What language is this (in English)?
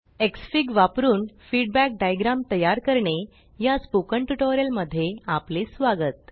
Marathi